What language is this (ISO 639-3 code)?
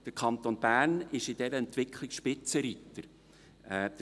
gsw